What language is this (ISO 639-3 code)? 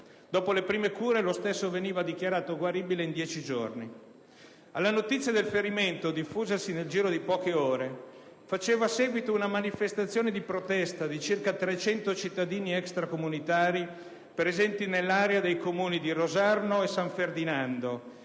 ita